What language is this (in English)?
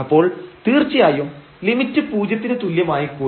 Malayalam